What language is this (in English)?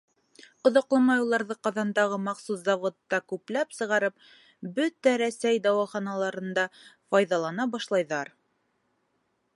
Bashkir